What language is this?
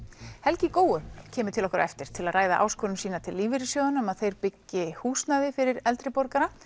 Icelandic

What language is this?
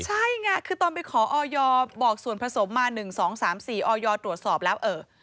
Thai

